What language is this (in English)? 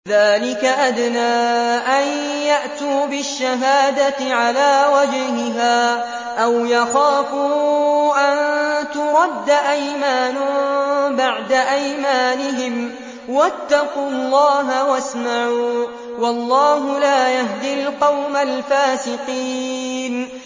Arabic